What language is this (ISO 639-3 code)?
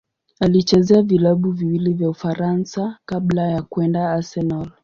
swa